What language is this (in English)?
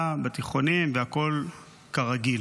Hebrew